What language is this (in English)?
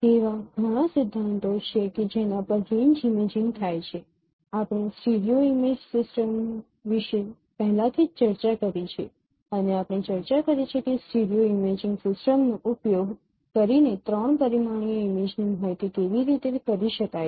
Gujarati